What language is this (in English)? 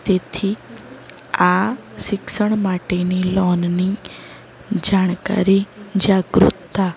Gujarati